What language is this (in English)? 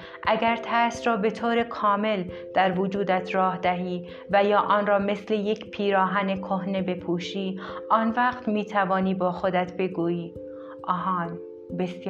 Persian